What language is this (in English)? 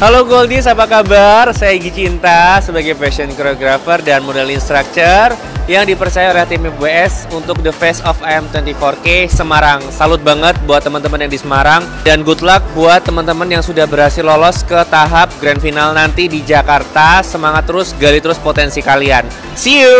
Indonesian